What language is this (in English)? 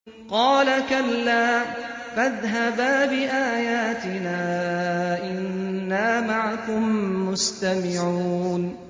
Arabic